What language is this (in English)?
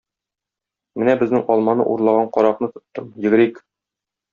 Tatar